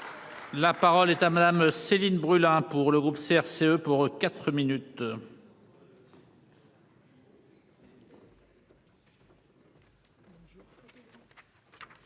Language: French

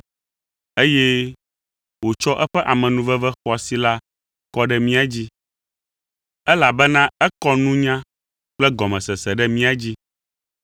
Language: Ewe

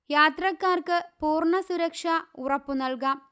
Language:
Malayalam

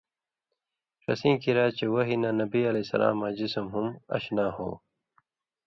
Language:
Indus Kohistani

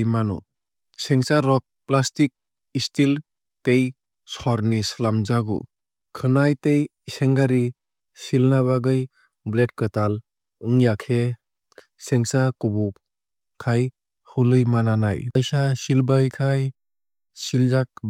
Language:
Kok Borok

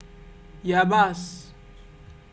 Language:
Igbo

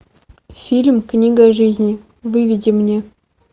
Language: Russian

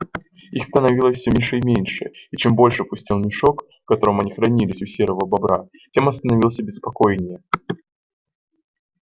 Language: Russian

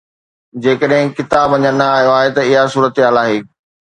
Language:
Sindhi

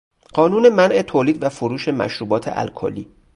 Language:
Persian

